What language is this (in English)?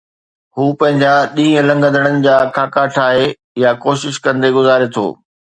Sindhi